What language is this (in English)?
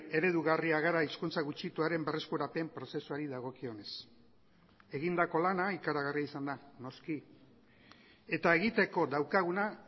Basque